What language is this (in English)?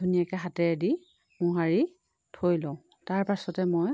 Assamese